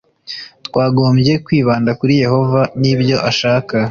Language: Kinyarwanda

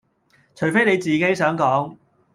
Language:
Cantonese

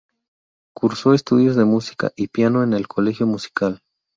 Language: Spanish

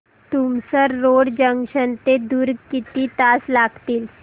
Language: Marathi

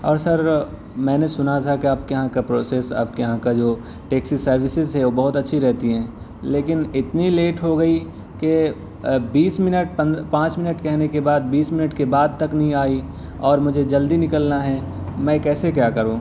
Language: Urdu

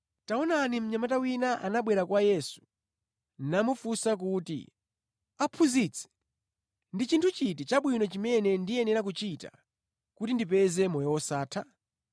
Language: Nyanja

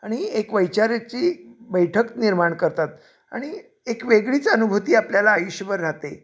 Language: Marathi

